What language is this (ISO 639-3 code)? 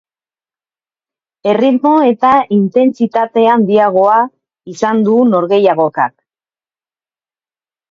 eus